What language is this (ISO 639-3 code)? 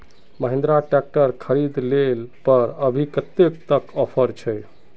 mag